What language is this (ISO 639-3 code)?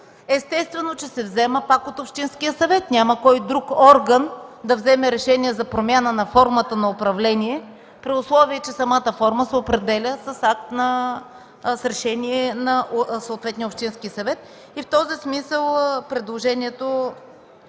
bul